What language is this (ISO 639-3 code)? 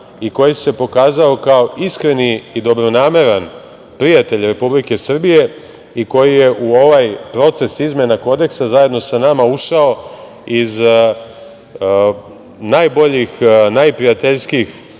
srp